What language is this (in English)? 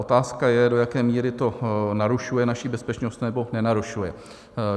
Czech